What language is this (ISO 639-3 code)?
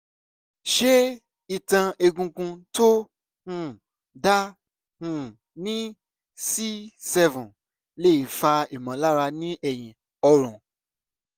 yor